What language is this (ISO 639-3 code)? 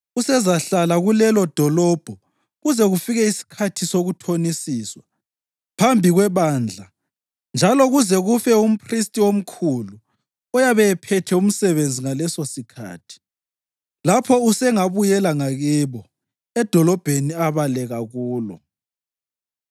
nde